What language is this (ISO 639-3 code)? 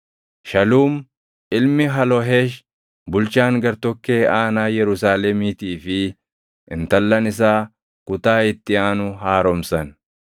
orm